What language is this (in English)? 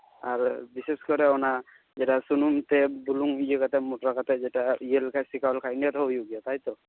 Santali